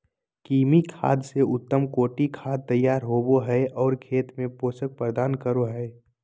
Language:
Magahi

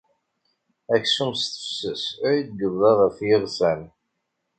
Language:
Kabyle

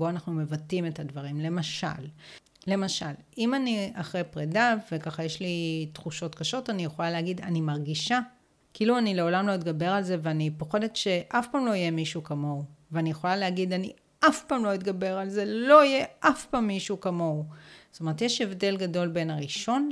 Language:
Hebrew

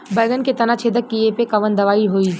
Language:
Bhojpuri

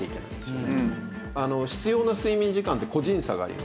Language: Japanese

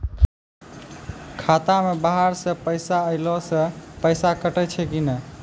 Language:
Maithili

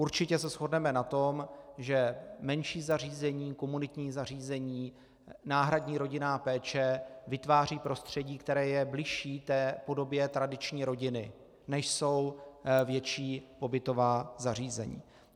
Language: Czech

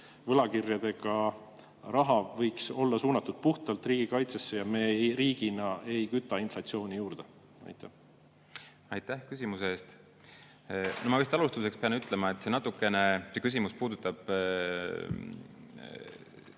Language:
Estonian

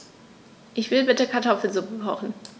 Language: German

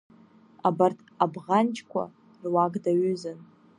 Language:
Abkhazian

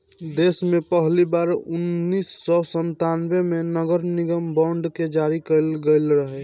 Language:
Bhojpuri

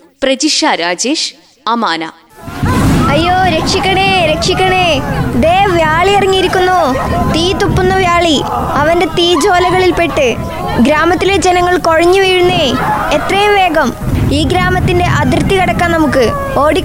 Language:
Malayalam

